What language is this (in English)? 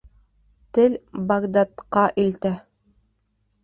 Bashkir